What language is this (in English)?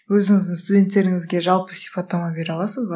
Kazakh